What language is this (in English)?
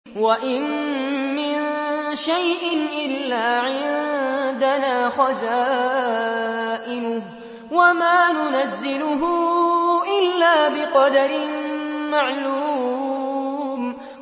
Arabic